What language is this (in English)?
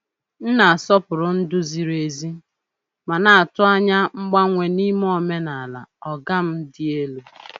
Igbo